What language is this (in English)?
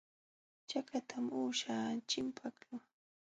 Jauja Wanca Quechua